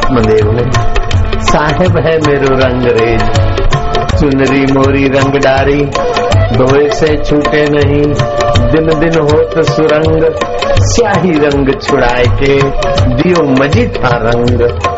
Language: Hindi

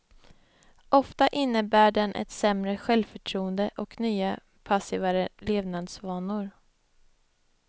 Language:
Swedish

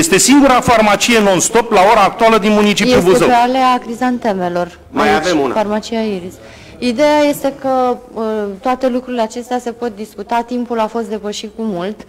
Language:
Romanian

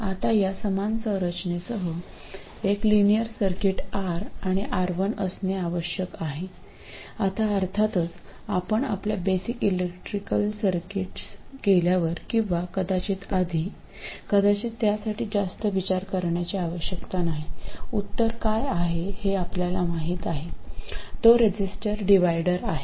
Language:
Marathi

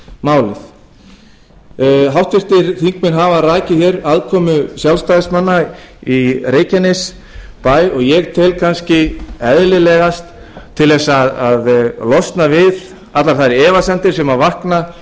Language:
Icelandic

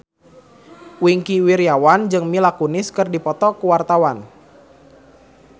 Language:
Sundanese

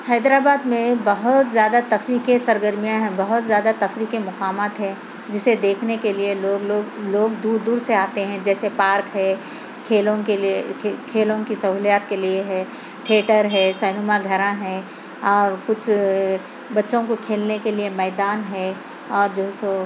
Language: Urdu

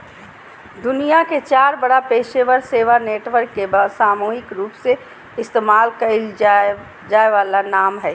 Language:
Magahi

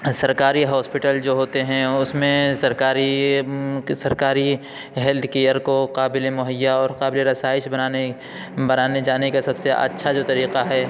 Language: Urdu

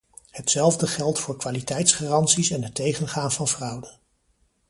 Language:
Dutch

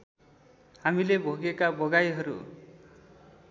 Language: Nepali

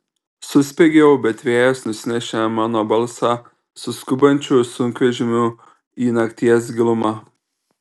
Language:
Lithuanian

